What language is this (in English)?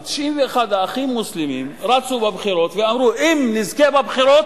Hebrew